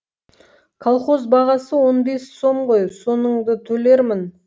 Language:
Kazakh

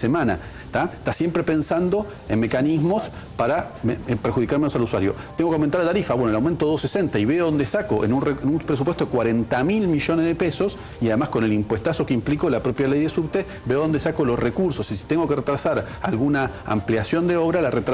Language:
Spanish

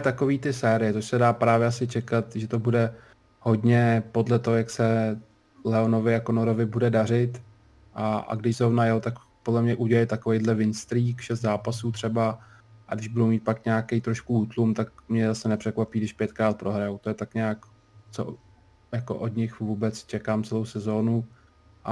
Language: Czech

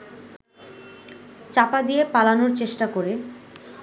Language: Bangla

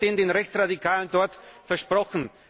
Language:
German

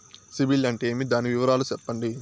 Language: Telugu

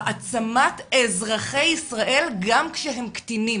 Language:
Hebrew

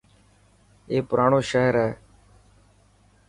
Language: Dhatki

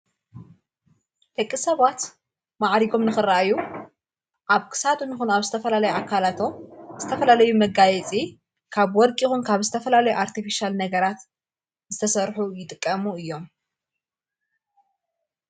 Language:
Tigrinya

